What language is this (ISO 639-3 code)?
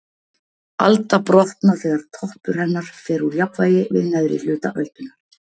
isl